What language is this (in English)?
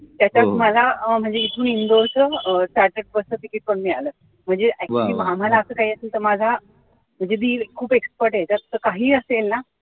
Marathi